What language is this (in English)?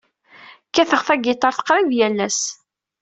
Kabyle